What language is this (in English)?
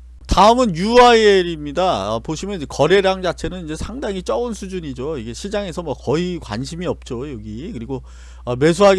Korean